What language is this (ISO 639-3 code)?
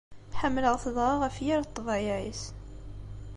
kab